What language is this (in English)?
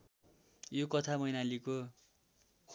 Nepali